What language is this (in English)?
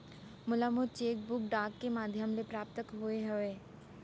Chhattisgarhi